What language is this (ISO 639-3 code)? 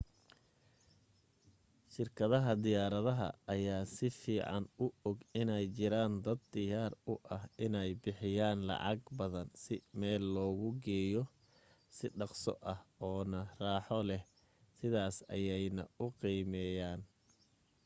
som